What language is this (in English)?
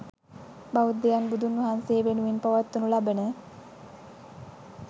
Sinhala